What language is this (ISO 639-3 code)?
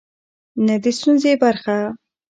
pus